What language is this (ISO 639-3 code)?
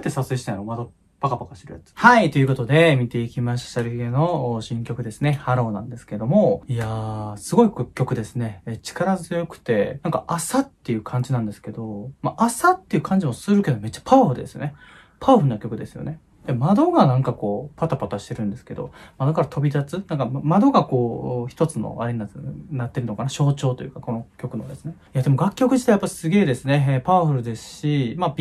jpn